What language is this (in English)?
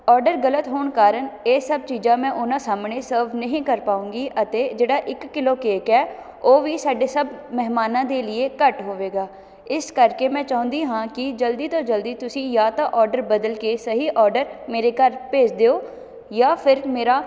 Punjabi